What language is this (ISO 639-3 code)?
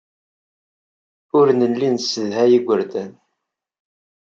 kab